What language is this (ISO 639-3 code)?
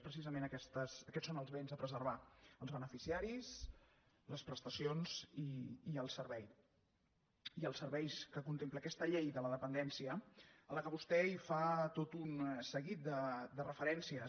cat